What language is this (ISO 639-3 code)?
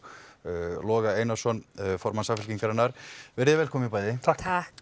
isl